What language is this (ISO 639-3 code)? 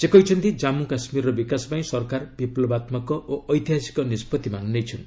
ori